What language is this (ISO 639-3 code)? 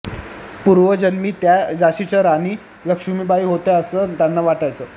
mar